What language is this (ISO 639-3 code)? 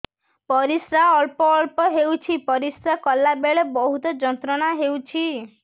ori